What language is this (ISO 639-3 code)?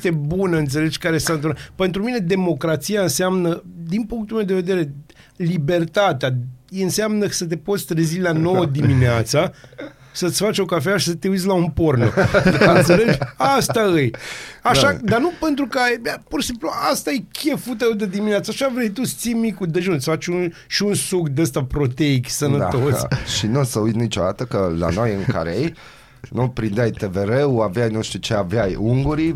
ron